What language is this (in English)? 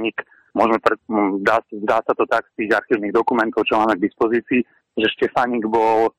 Slovak